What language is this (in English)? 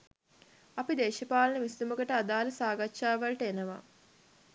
Sinhala